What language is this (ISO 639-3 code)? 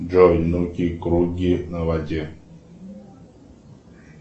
rus